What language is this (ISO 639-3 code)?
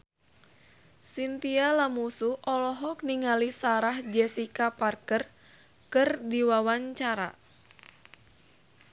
sun